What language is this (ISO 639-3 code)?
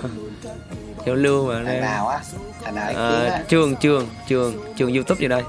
vie